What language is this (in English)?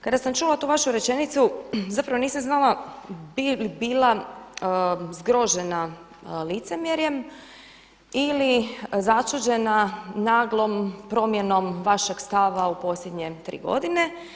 Croatian